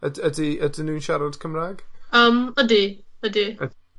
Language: Welsh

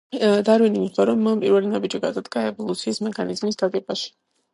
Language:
Georgian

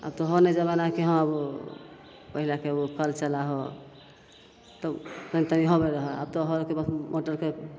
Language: Maithili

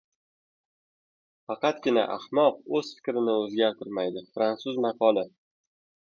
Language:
Uzbek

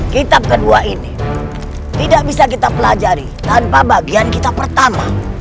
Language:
Indonesian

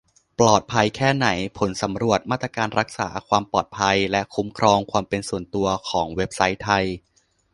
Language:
Thai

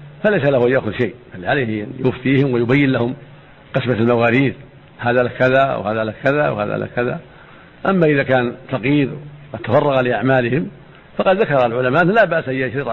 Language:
Arabic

